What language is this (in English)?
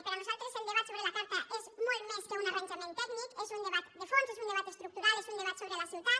Catalan